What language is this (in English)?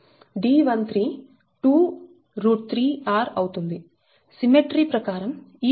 Telugu